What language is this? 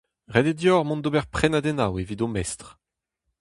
Breton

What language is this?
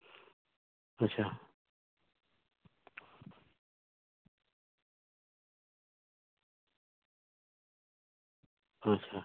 Santali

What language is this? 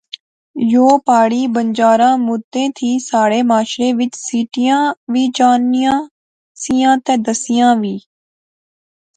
Pahari-Potwari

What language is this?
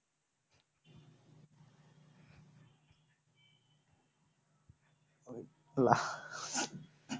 Bangla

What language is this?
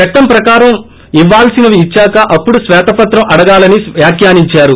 Telugu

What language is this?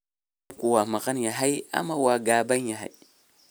Somali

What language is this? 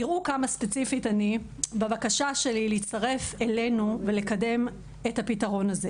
Hebrew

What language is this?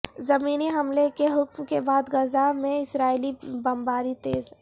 Urdu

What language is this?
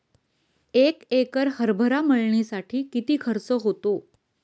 Marathi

